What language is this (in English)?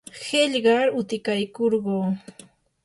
Yanahuanca Pasco Quechua